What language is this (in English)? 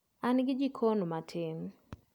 Luo (Kenya and Tanzania)